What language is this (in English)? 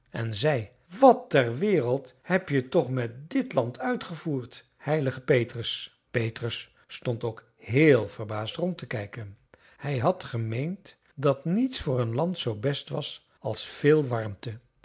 Dutch